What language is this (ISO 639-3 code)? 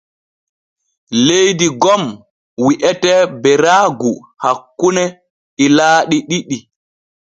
fue